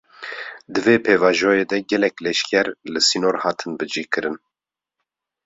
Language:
Kurdish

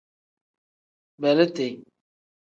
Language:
Tem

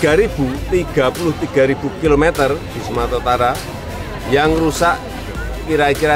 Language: Indonesian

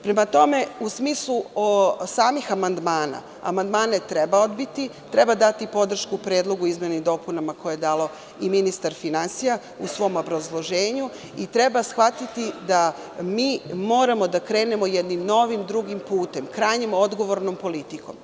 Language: Serbian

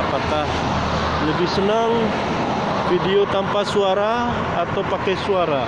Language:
Indonesian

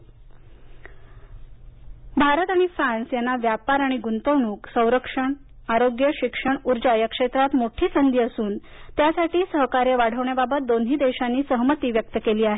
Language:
Marathi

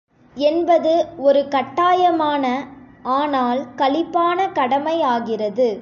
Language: Tamil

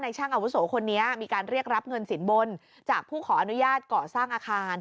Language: Thai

